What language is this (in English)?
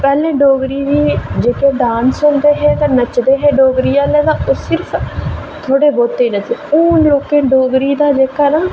Dogri